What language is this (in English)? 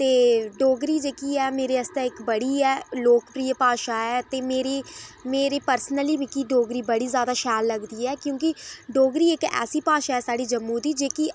Dogri